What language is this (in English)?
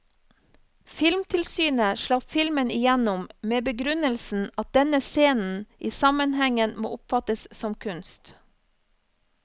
Norwegian